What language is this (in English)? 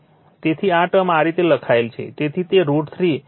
Gujarati